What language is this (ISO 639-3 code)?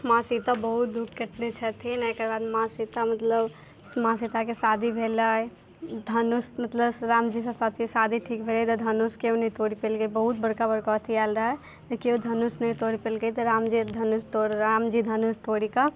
mai